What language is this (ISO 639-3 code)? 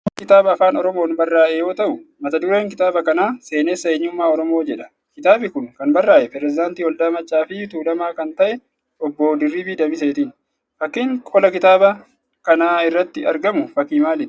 orm